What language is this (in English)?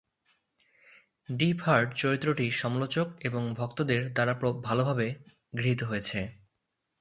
Bangla